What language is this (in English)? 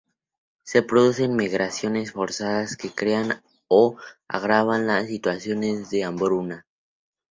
Spanish